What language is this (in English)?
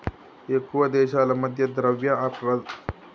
Telugu